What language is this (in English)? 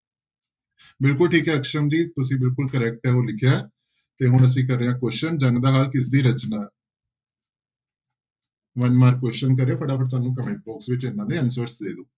Punjabi